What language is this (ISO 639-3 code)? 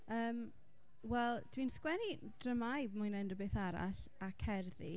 cym